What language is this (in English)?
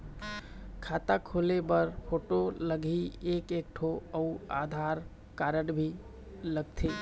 Chhattisgarhi